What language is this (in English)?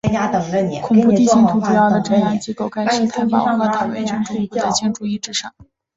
Chinese